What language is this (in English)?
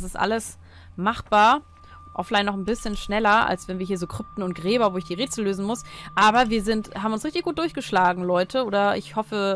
German